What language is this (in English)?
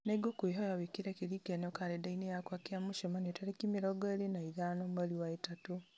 Kikuyu